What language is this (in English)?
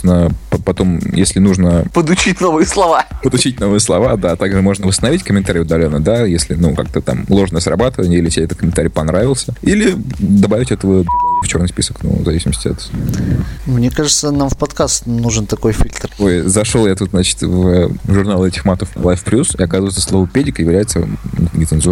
Russian